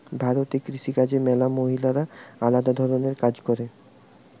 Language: Bangla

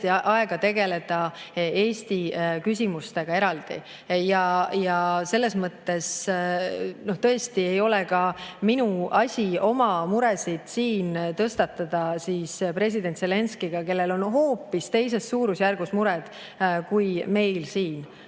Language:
Estonian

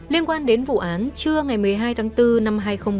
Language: Vietnamese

